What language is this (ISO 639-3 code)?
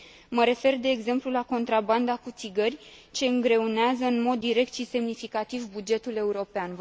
ron